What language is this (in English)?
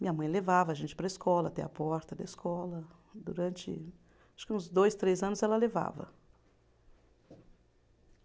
Portuguese